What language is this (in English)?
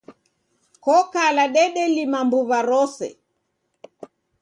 Taita